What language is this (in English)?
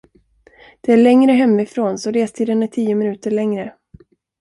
Swedish